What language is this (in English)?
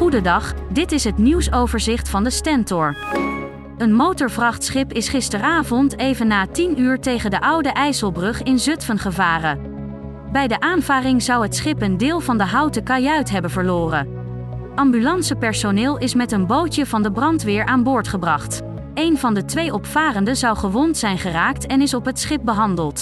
Dutch